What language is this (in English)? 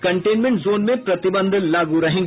Hindi